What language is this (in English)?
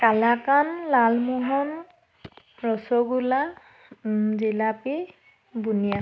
Assamese